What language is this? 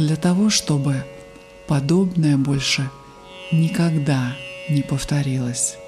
Russian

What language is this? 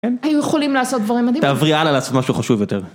Hebrew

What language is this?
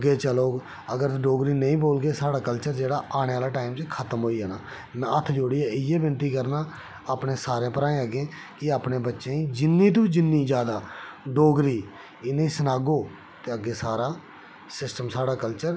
Dogri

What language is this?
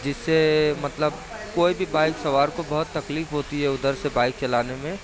Urdu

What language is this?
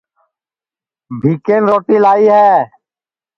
Sansi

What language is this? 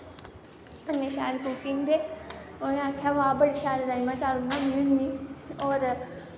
Dogri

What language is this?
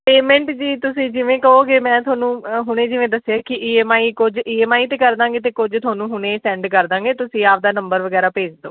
Punjabi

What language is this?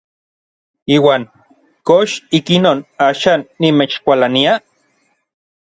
Orizaba Nahuatl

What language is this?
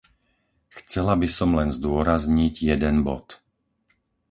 Slovak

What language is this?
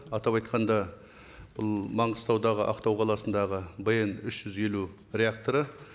Kazakh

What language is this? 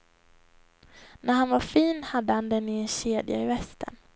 Swedish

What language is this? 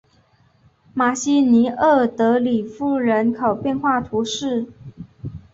Chinese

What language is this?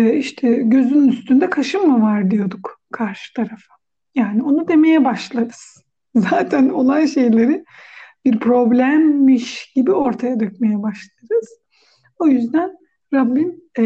Turkish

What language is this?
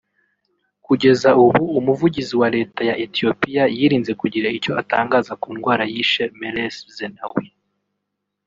Kinyarwanda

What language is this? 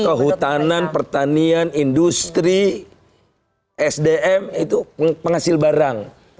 Indonesian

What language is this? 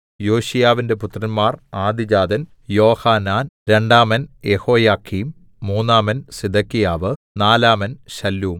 Malayalam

